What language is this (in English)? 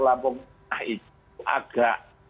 Indonesian